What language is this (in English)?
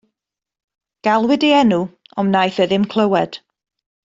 Welsh